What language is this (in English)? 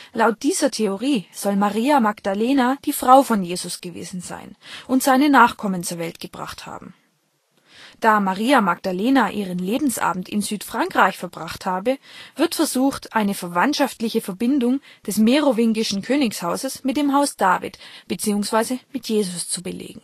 German